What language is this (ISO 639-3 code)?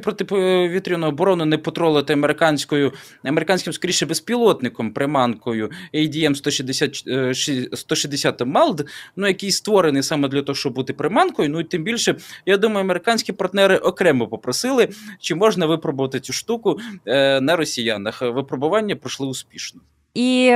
ukr